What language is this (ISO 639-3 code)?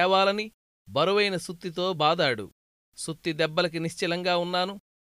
tel